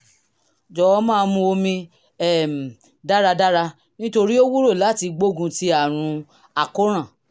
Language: Yoruba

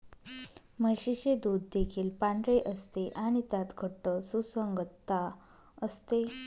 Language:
Marathi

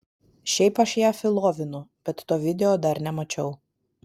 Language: Lithuanian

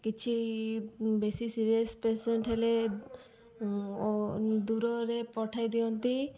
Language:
Odia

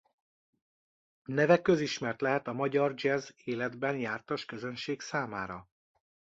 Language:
Hungarian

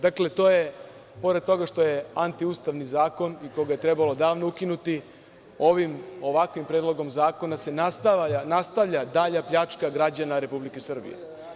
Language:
Serbian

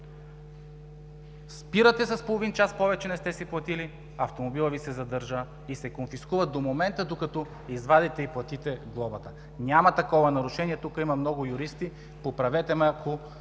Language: Bulgarian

